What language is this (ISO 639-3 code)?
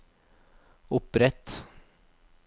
nor